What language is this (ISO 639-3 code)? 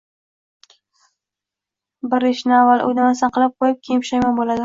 uzb